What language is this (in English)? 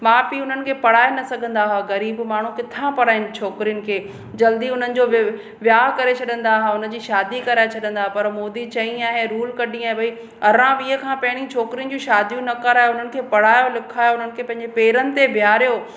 Sindhi